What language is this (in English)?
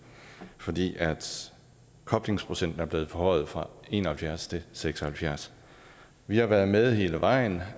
Danish